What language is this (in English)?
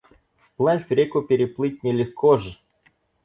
Russian